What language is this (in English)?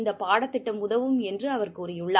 Tamil